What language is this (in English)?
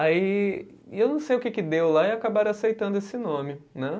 Portuguese